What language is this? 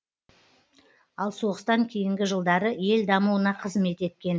Kazakh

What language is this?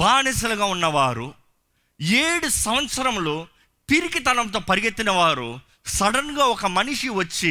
Telugu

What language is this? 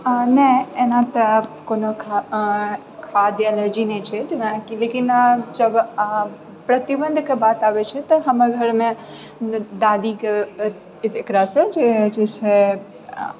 Maithili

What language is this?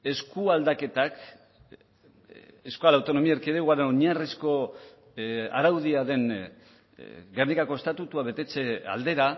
Basque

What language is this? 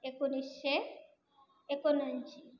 Marathi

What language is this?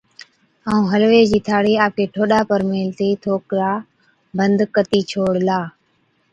Od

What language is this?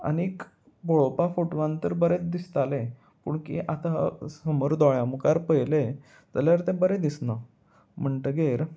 Konkani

